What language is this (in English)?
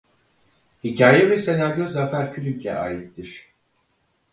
Turkish